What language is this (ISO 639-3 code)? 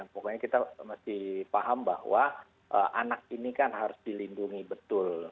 ind